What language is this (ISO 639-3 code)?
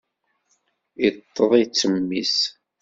kab